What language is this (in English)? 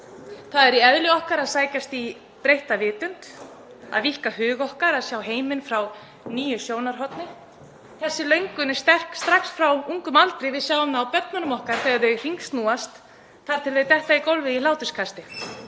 Icelandic